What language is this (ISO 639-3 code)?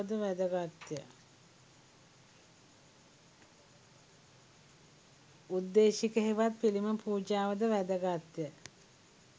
sin